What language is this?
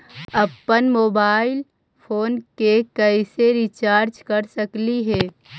Magahi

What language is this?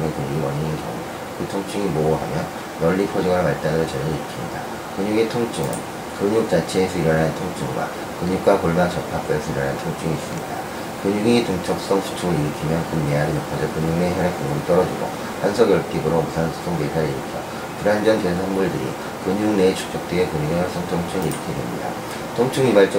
Korean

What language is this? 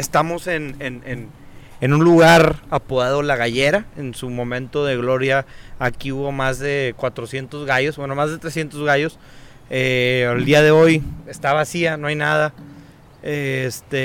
Spanish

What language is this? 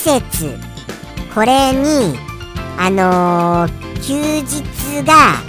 Japanese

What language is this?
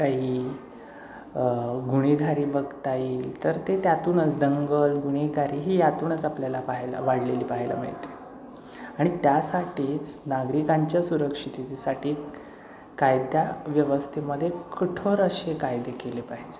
Marathi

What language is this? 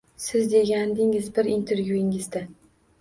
Uzbek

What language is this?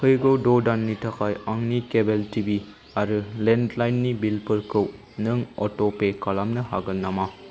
Bodo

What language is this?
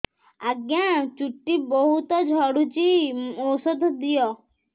Odia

